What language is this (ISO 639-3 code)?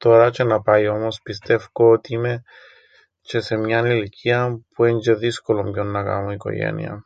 ell